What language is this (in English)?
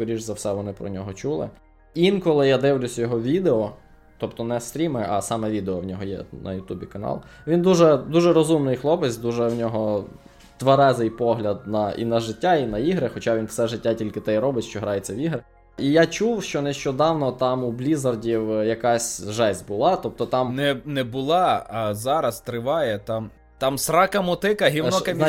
Ukrainian